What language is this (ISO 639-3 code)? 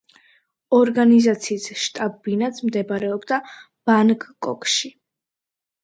kat